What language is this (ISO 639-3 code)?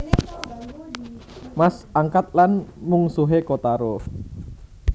jav